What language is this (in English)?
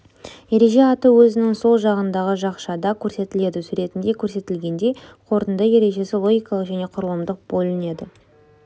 Kazakh